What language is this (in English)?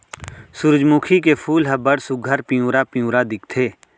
Chhattisgarhi